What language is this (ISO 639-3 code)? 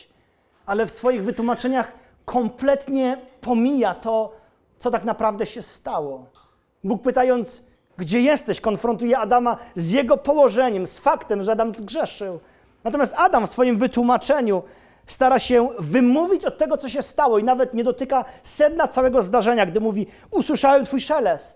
pol